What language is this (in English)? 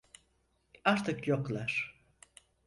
Turkish